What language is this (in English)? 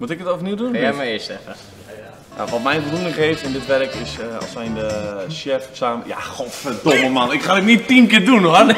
Dutch